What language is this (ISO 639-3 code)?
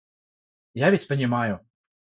rus